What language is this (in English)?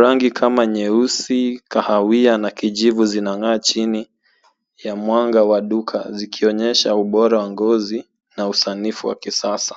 Swahili